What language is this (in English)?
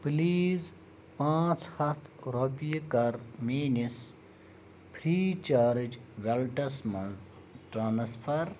Kashmiri